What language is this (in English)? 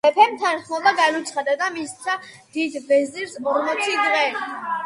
Georgian